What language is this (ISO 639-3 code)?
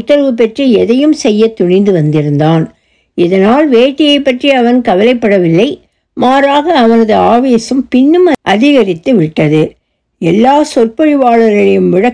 tam